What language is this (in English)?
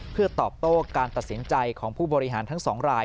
Thai